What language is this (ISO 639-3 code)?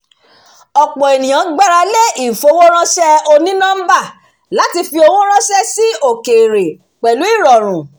yor